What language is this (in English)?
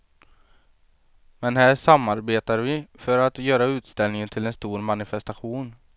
Swedish